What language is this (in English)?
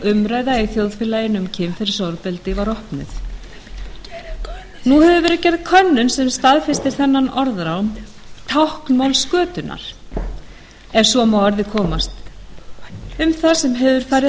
Icelandic